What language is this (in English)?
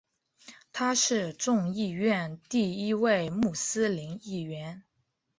Chinese